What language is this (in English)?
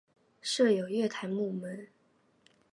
Chinese